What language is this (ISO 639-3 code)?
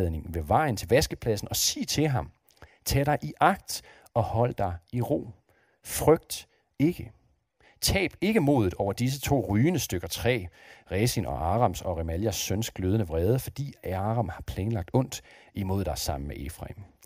dan